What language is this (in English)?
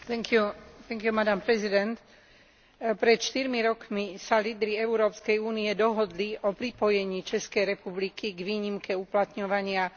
Slovak